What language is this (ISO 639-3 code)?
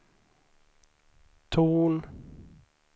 swe